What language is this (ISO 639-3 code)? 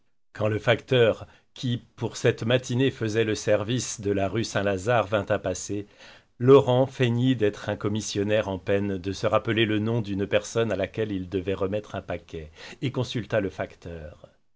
fra